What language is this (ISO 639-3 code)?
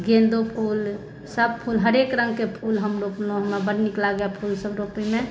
mai